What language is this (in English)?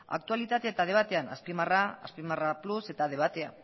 Basque